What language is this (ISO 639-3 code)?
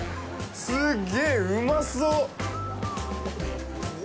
jpn